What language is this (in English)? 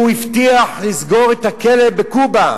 Hebrew